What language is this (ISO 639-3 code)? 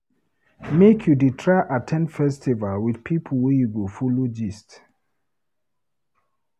pcm